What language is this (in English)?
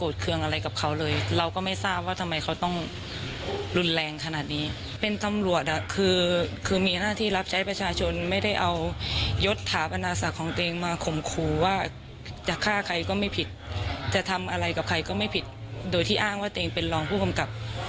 Thai